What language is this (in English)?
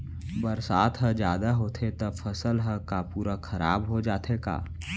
Chhattisgarhi